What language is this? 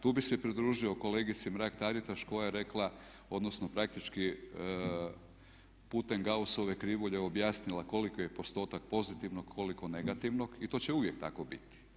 Croatian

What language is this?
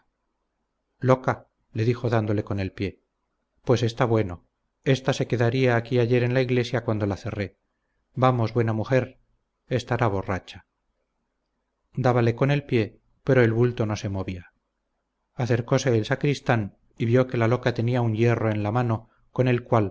Spanish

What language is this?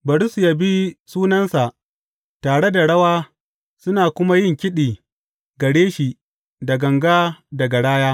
Hausa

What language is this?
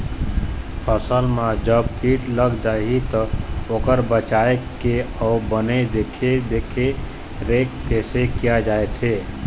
Chhattisgarhi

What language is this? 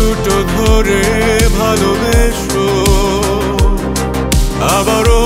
Romanian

